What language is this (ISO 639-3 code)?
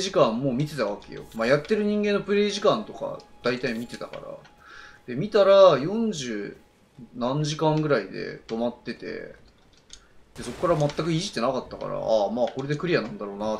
jpn